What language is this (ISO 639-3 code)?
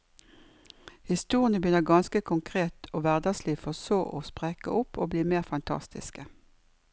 nor